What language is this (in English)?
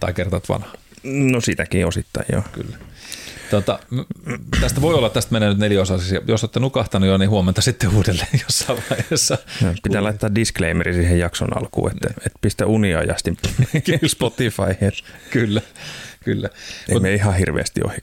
Finnish